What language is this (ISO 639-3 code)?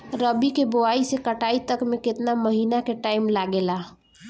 bho